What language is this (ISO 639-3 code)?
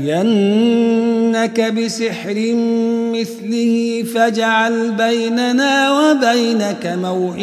ara